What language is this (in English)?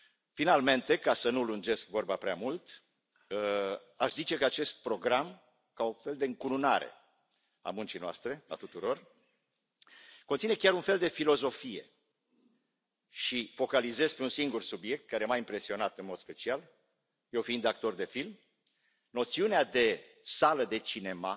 Romanian